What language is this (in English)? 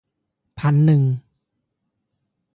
Lao